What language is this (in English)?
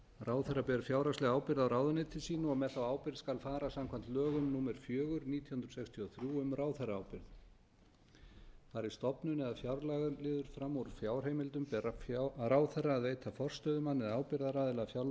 Icelandic